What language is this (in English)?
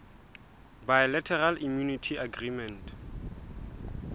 Southern Sotho